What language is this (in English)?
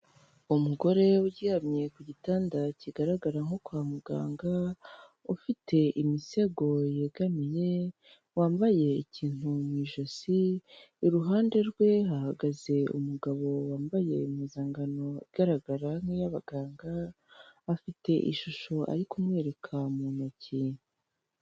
Kinyarwanda